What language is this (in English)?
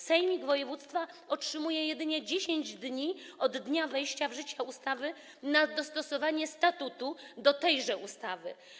Polish